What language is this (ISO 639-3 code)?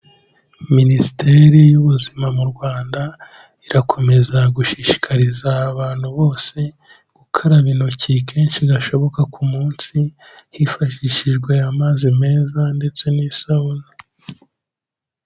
kin